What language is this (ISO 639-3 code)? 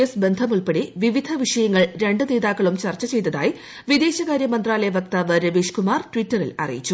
mal